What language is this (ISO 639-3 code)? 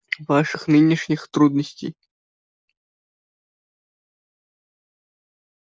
rus